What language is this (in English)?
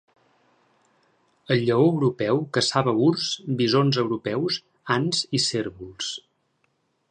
Catalan